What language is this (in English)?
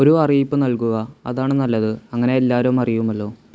Malayalam